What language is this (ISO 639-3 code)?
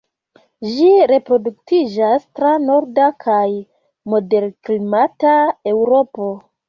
epo